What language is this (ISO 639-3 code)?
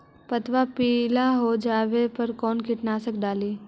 mag